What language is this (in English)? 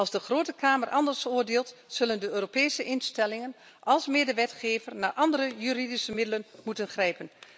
Dutch